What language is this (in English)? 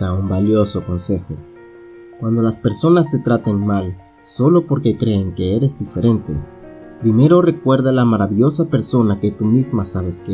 Spanish